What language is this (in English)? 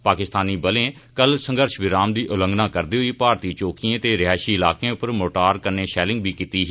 Dogri